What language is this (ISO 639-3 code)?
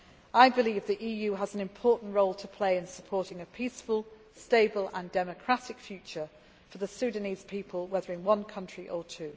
eng